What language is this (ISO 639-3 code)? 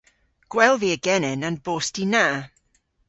cor